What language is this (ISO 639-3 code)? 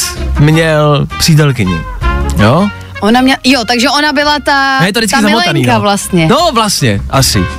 ces